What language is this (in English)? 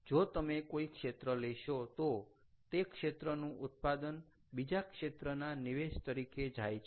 Gujarati